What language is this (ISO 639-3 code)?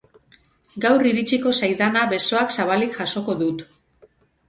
eus